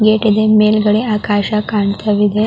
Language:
Kannada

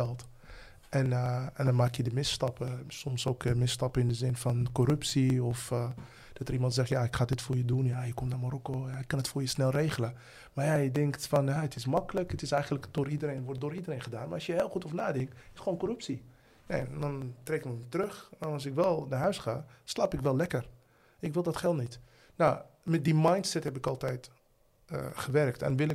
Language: Dutch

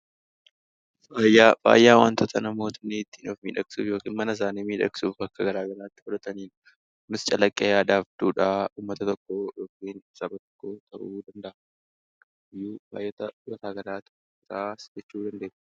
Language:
Oromo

